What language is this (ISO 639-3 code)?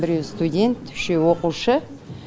kaz